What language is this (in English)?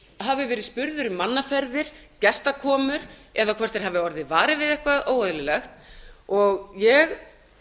Icelandic